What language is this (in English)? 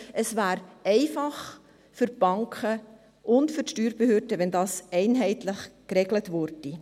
Swiss German